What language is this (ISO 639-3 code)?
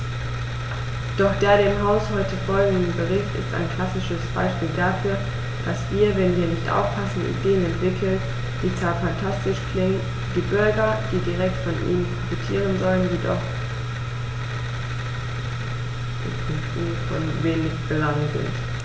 deu